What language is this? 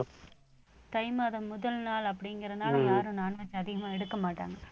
Tamil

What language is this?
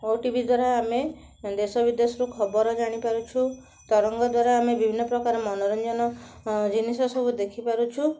Odia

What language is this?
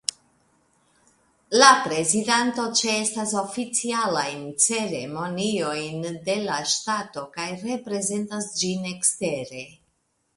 Esperanto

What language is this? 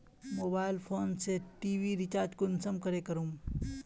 Magahi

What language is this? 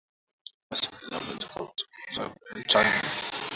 Swahili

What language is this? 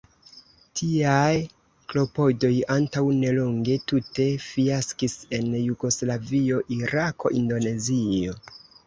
Esperanto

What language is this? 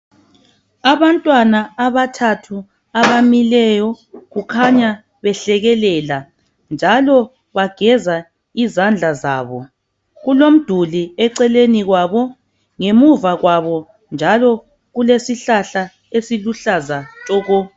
North Ndebele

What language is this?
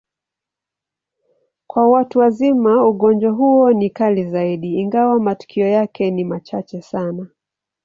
Swahili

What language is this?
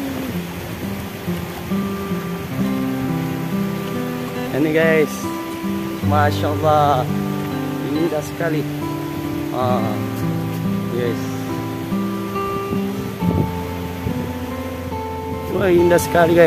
Indonesian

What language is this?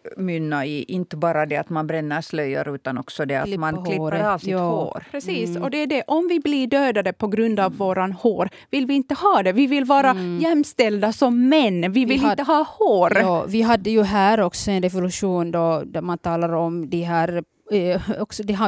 Swedish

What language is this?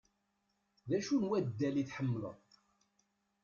Kabyle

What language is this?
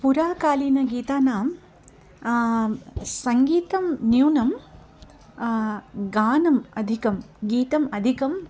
Sanskrit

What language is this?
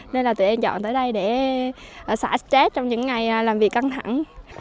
Vietnamese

